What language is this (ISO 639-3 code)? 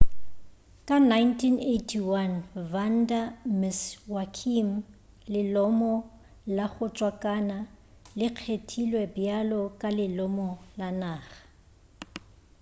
nso